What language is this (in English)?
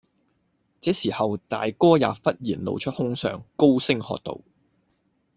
Cantonese